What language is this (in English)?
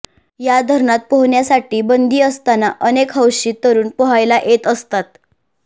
Marathi